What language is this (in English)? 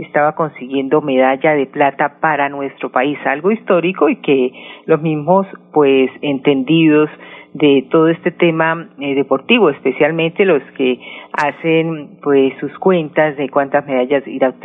Spanish